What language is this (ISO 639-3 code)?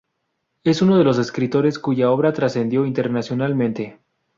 spa